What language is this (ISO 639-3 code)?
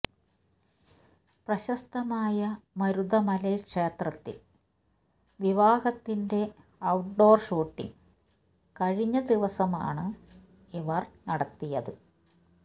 mal